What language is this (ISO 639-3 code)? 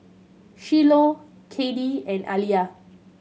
eng